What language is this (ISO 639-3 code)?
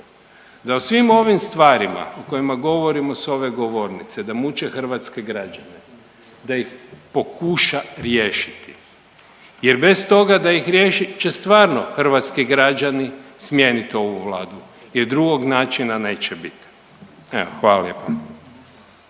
hrv